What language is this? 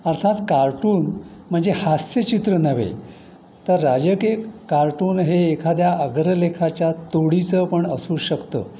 Marathi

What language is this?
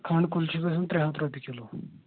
Kashmiri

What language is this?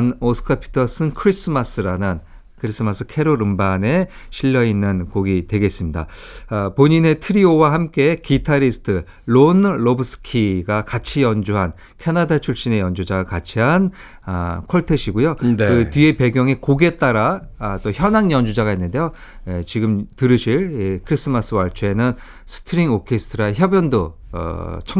Korean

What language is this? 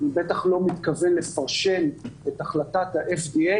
Hebrew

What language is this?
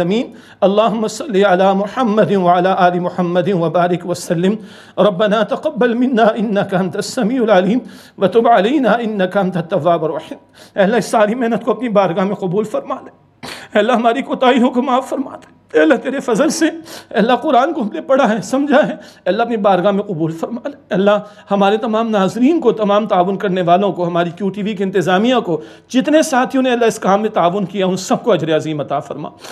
Arabic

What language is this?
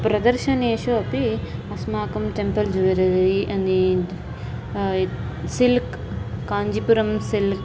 Sanskrit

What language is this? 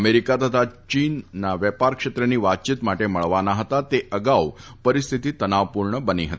Gujarati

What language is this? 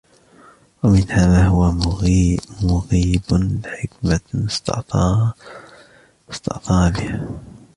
Arabic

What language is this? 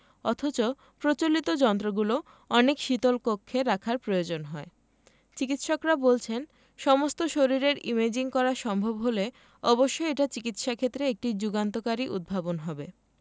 Bangla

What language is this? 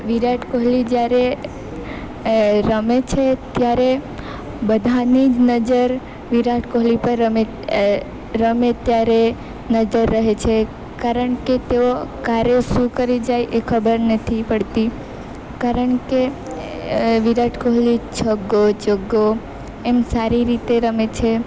Gujarati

